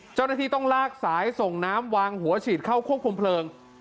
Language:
Thai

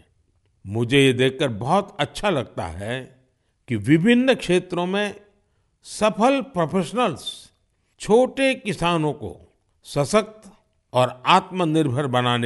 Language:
Hindi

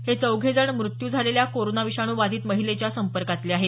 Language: Marathi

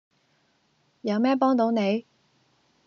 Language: Cantonese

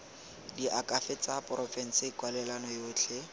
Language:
Tswana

